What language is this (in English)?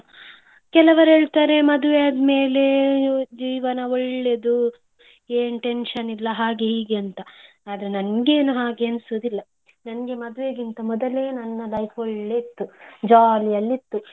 Kannada